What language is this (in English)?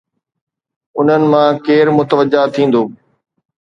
Sindhi